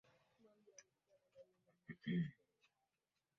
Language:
Swahili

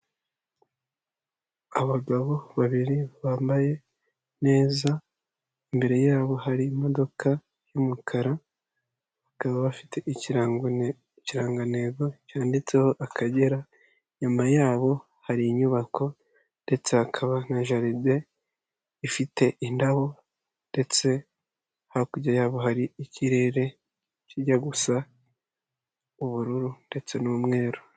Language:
Kinyarwanda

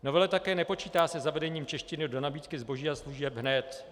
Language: Czech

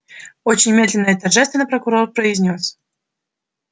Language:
Russian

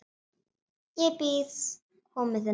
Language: Icelandic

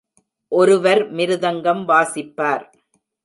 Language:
Tamil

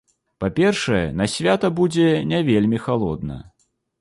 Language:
Belarusian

